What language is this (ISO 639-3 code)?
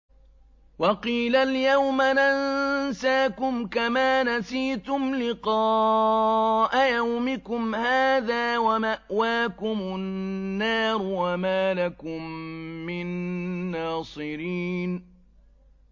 ara